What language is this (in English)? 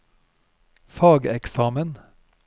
Norwegian